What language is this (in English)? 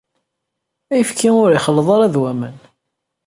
Kabyle